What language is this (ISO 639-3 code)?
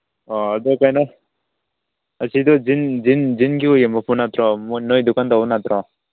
mni